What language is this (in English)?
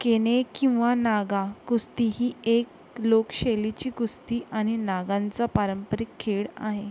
Marathi